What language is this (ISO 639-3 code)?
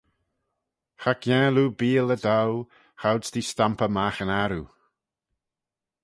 glv